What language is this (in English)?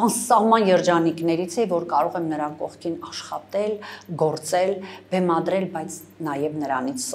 Romanian